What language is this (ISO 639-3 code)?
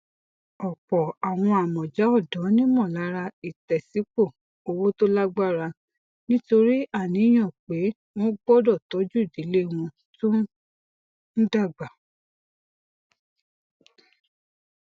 yor